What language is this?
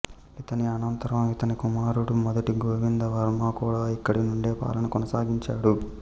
Telugu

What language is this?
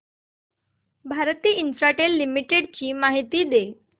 Marathi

